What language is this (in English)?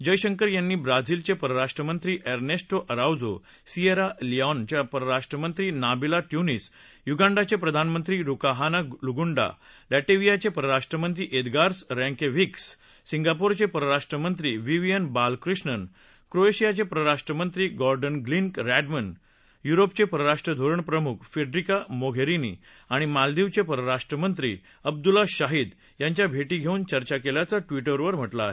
Marathi